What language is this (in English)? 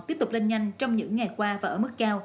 Vietnamese